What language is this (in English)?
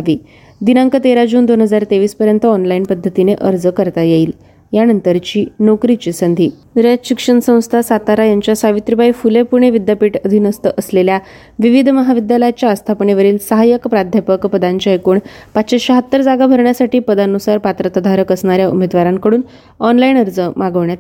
Marathi